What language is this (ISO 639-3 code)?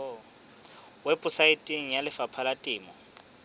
sot